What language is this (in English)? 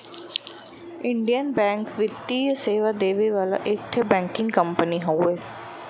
Bhojpuri